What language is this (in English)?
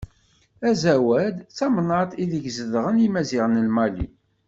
Kabyle